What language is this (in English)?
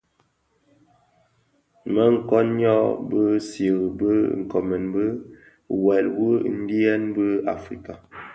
Bafia